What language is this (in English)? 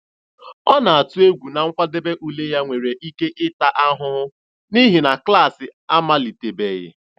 Igbo